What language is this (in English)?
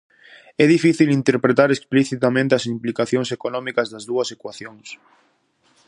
Galician